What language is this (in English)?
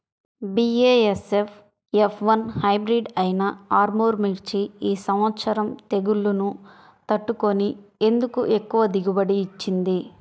Telugu